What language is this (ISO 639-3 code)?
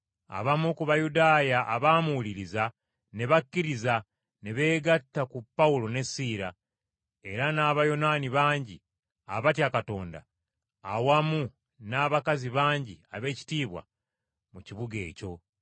lug